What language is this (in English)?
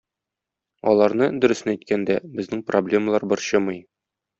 Tatar